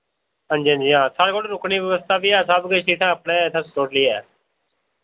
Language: Dogri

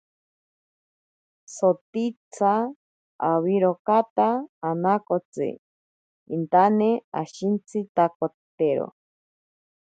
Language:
Ashéninka Perené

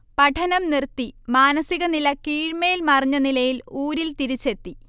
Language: Malayalam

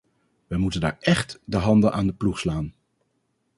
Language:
Dutch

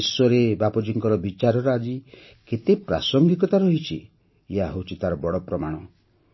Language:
Odia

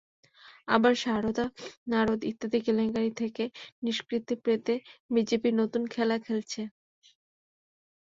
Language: Bangla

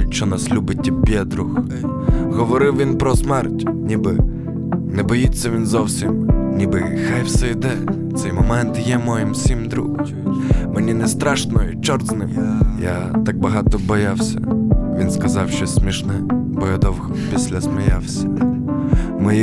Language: Ukrainian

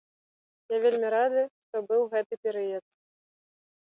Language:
Belarusian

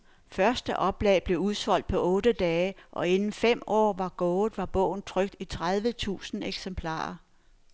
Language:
Danish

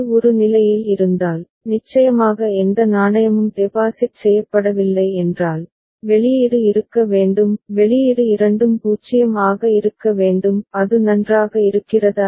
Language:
Tamil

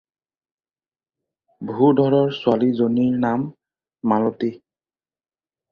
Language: Assamese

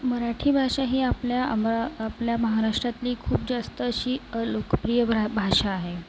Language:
Marathi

